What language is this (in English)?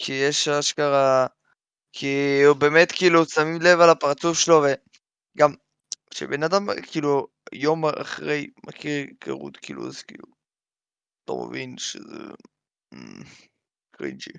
Hebrew